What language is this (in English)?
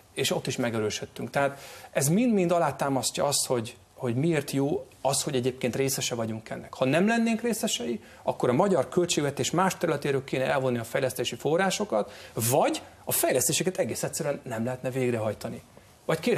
Hungarian